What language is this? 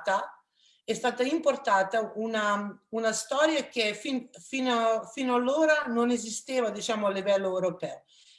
Italian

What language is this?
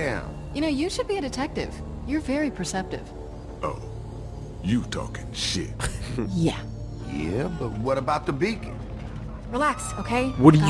English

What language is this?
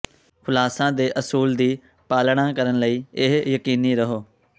Punjabi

